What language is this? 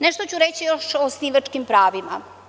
Serbian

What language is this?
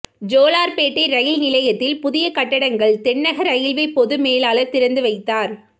Tamil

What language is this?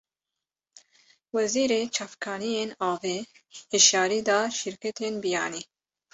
Kurdish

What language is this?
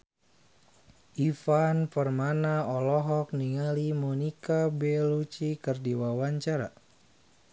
Sundanese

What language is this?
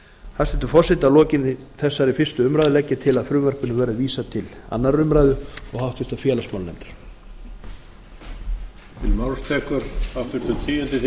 Icelandic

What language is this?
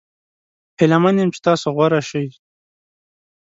Pashto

